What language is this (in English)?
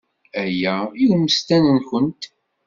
Kabyle